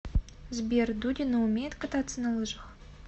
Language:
Russian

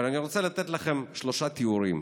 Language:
Hebrew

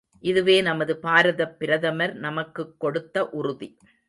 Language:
Tamil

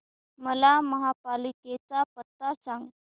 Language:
Marathi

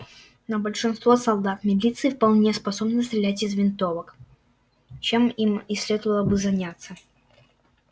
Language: Russian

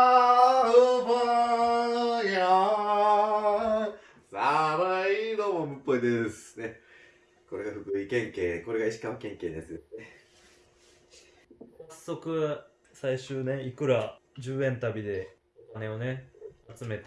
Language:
Japanese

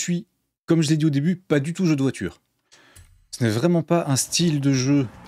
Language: French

